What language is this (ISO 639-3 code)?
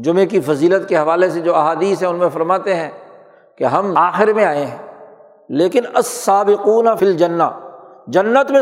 urd